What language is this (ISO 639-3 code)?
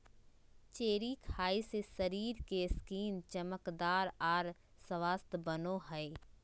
mag